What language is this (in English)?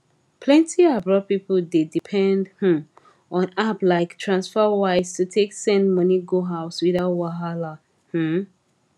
Nigerian Pidgin